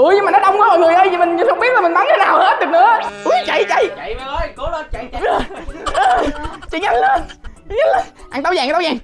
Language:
Vietnamese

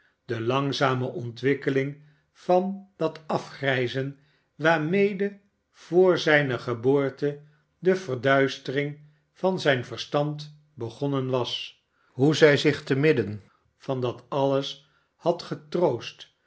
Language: Dutch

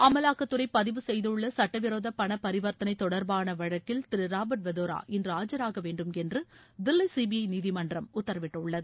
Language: Tamil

